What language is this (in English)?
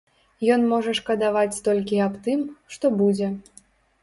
Belarusian